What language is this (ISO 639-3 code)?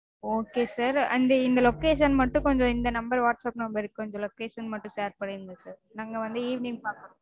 tam